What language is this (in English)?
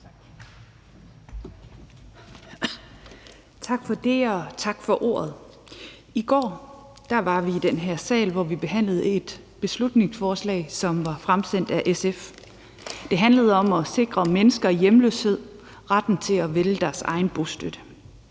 Danish